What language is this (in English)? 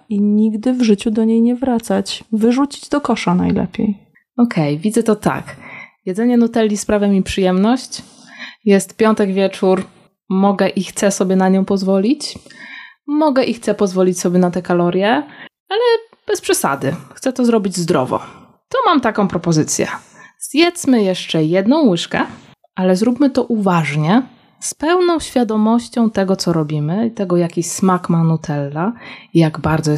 Polish